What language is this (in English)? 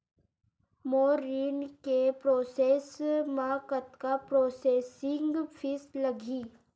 Chhattisgarhi